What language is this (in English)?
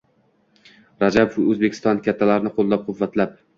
Uzbek